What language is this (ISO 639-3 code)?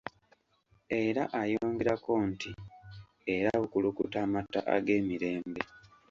lug